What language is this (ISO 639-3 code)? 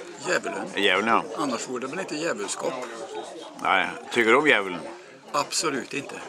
swe